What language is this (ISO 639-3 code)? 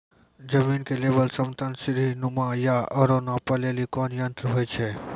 mai